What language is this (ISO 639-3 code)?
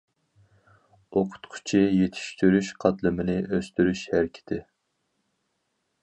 uig